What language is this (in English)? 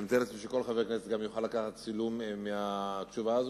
Hebrew